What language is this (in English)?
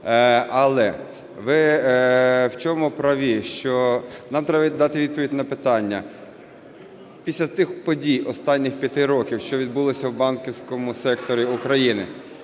Ukrainian